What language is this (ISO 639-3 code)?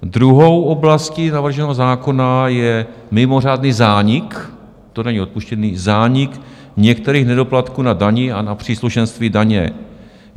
ces